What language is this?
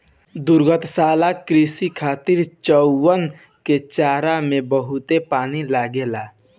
Bhojpuri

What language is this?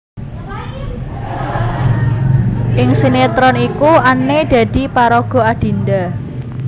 Javanese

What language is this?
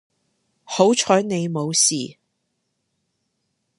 Cantonese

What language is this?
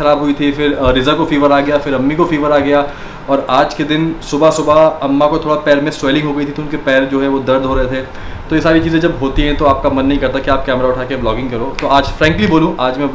Hindi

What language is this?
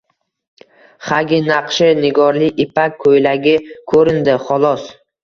Uzbek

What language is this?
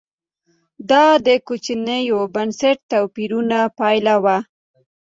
Pashto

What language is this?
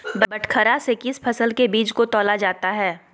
Magahi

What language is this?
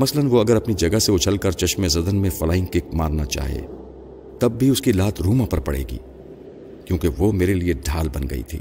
Urdu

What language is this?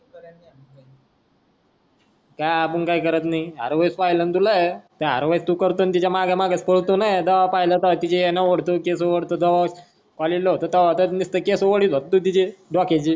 Marathi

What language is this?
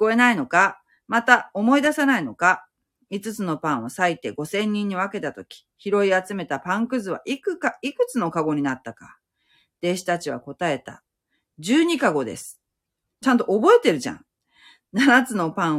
Japanese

